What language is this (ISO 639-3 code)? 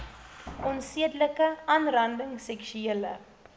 afr